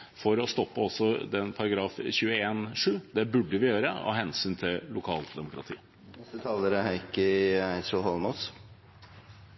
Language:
Norwegian Bokmål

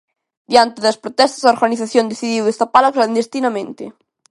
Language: Galician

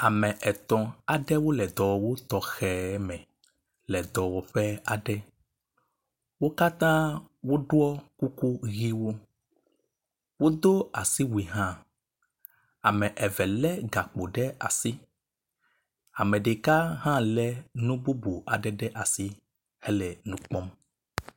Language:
Ewe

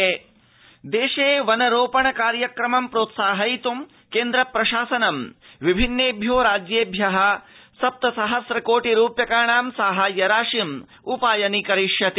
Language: Sanskrit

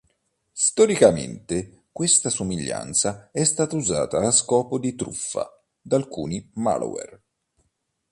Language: Italian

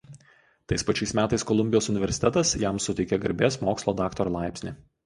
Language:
Lithuanian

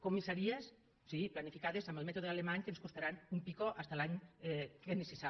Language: Catalan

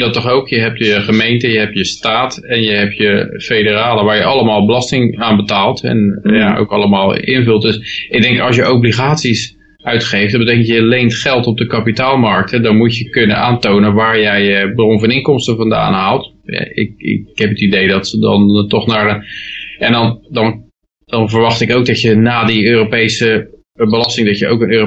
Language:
Dutch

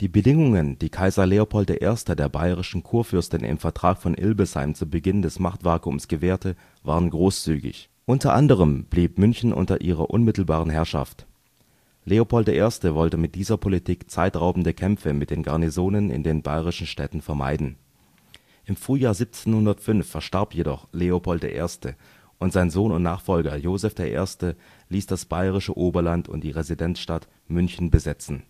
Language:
German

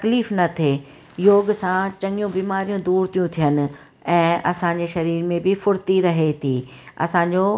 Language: Sindhi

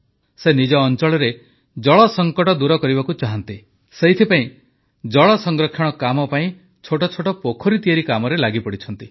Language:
Odia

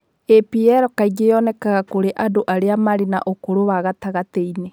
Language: Kikuyu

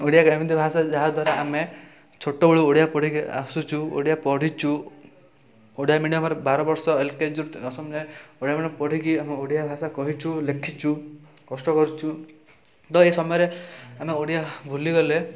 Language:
Odia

